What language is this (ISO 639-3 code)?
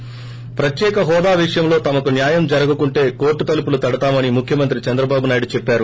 tel